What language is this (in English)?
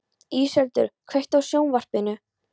Icelandic